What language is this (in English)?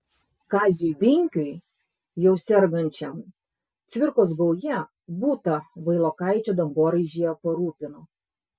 Lithuanian